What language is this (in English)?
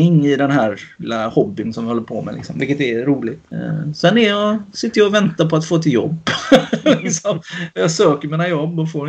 Swedish